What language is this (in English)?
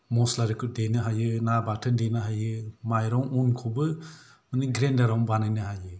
Bodo